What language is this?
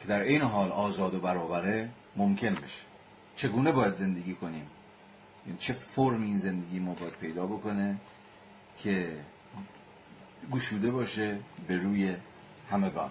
Persian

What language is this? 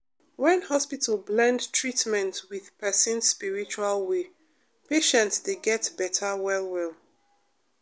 Nigerian Pidgin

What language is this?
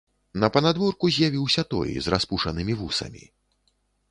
Belarusian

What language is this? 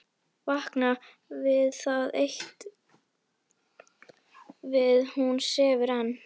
Icelandic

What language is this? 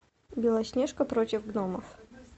Russian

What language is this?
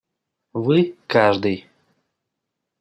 Russian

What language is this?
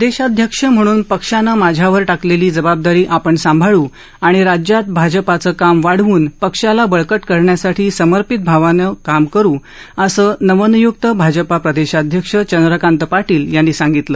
Marathi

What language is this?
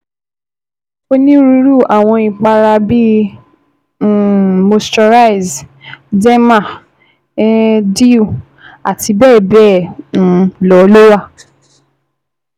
Yoruba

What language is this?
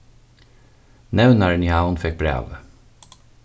Faroese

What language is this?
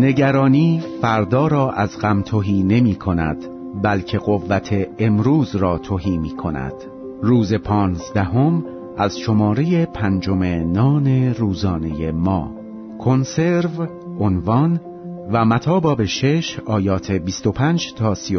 Persian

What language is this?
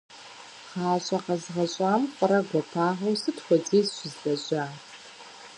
Kabardian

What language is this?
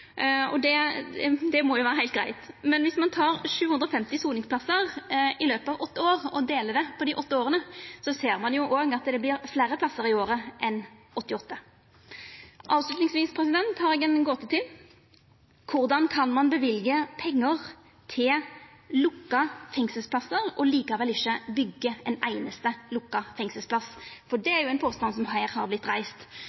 Norwegian Nynorsk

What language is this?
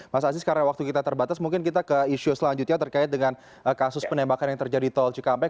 Indonesian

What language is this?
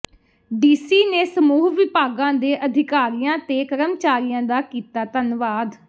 Punjabi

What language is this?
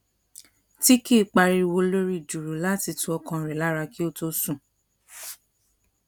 Yoruba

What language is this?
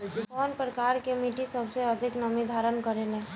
Bhojpuri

